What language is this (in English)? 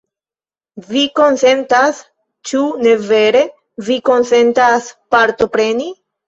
Esperanto